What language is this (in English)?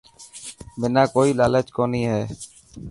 Dhatki